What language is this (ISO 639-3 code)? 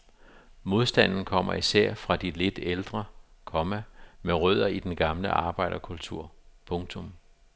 dan